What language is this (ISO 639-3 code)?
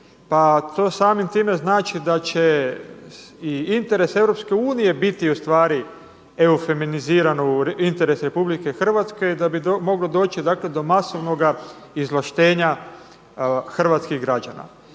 hrv